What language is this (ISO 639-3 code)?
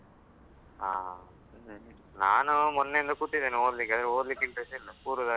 kan